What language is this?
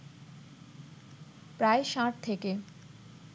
Bangla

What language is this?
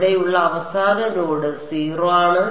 Malayalam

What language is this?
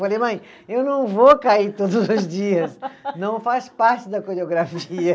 Portuguese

